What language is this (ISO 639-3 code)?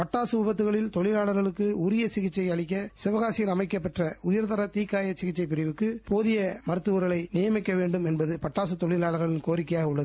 tam